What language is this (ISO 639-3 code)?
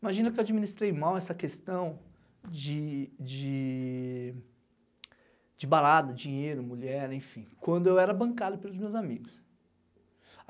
por